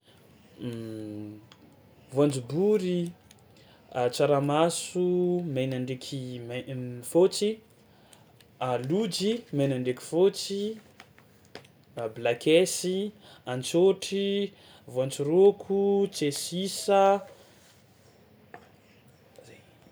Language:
Tsimihety Malagasy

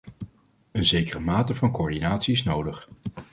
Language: Dutch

